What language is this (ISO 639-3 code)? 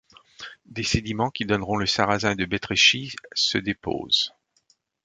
fra